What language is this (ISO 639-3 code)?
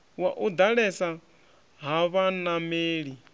ven